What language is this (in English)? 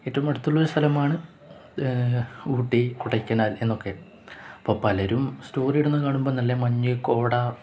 Malayalam